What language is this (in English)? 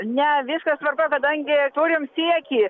Lithuanian